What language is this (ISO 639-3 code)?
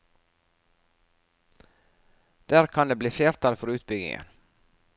nor